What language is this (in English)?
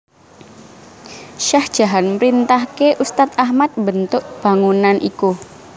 Javanese